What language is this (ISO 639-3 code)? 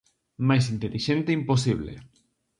glg